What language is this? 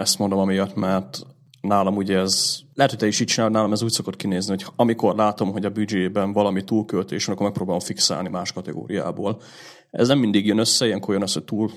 Hungarian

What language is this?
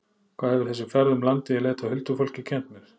Icelandic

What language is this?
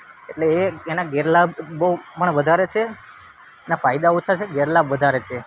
Gujarati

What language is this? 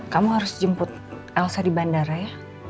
Indonesian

